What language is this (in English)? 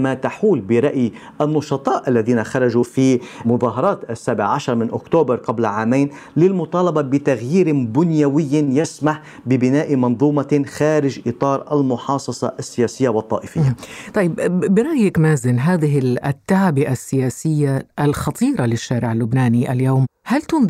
Arabic